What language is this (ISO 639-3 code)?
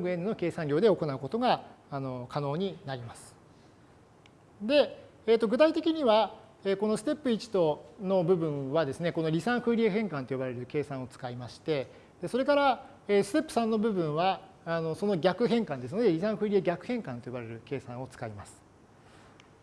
jpn